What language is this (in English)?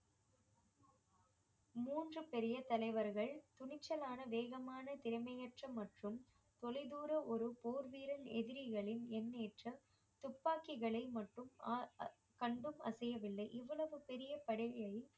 Tamil